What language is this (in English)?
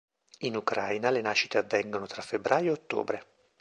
Italian